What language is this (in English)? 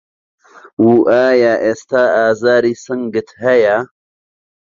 Central Kurdish